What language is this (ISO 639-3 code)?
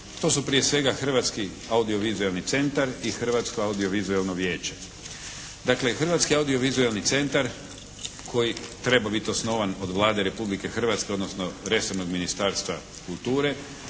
hrv